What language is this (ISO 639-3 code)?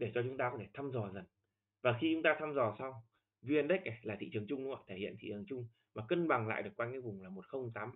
vie